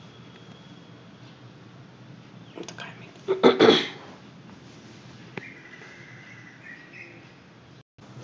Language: Marathi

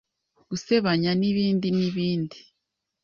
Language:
Kinyarwanda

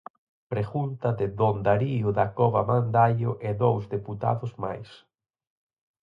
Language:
Galician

